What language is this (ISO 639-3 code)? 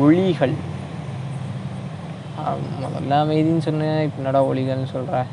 tam